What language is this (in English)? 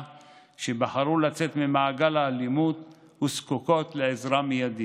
Hebrew